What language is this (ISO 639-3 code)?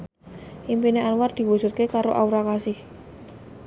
jav